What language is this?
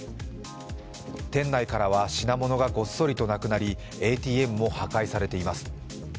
Japanese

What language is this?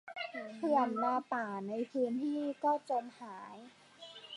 Thai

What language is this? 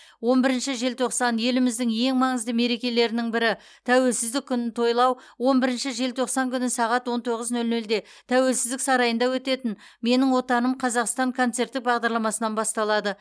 Kazakh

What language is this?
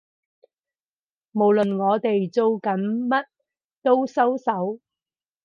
Cantonese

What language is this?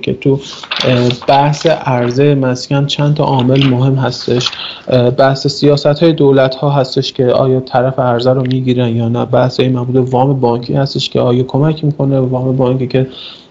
Persian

